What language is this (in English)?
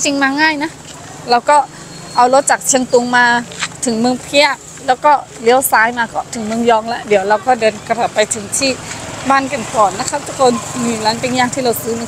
Thai